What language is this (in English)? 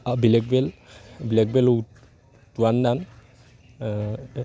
Assamese